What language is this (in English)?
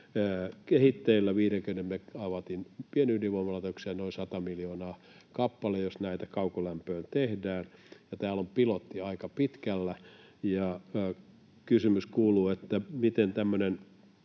Finnish